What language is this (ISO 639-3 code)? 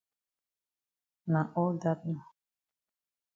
wes